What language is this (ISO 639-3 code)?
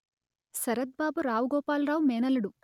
tel